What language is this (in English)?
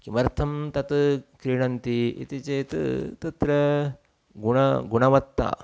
Sanskrit